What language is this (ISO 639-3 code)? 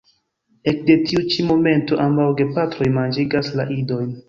epo